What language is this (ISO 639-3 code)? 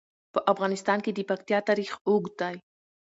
pus